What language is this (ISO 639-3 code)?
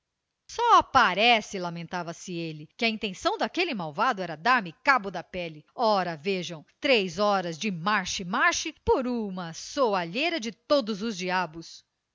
por